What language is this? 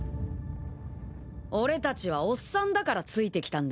Japanese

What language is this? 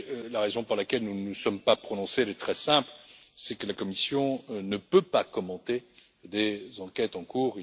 French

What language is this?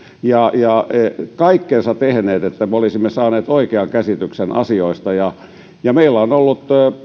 Finnish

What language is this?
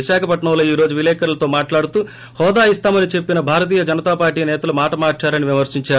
Telugu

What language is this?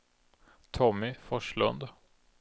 Swedish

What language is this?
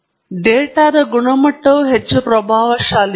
Kannada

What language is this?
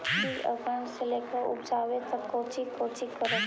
Magahi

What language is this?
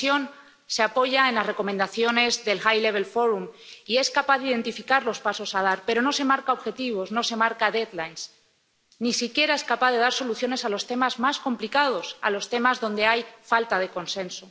Spanish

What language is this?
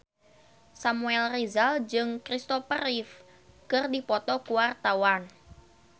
Sundanese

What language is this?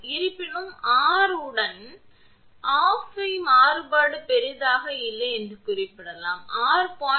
Tamil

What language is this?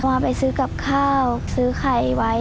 Thai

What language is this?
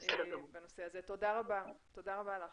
Hebrew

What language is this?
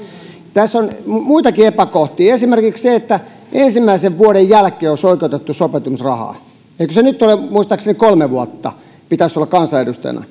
Finnish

